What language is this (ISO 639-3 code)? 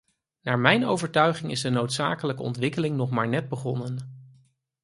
nld